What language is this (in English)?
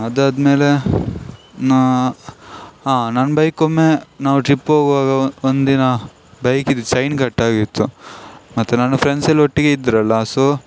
Kannada